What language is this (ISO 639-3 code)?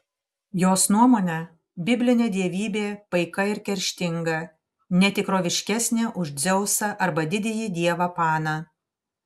lit